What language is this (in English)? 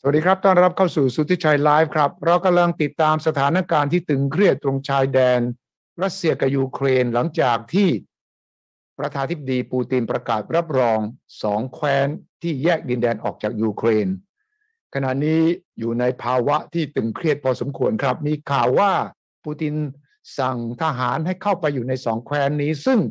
Thai